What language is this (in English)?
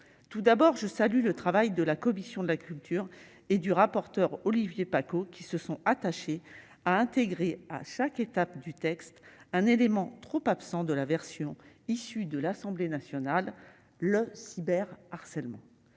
French